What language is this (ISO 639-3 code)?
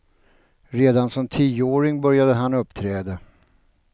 swe